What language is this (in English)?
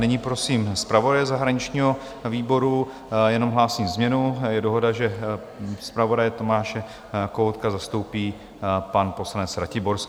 Czech